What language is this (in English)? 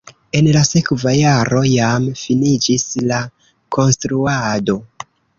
Esperanto